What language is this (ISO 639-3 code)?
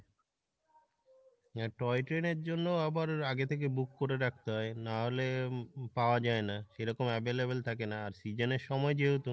ben